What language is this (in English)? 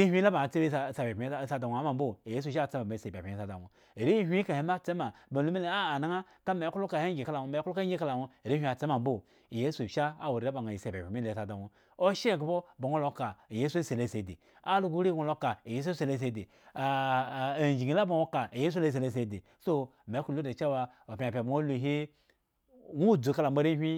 Eggon